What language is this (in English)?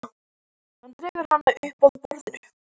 Icelandic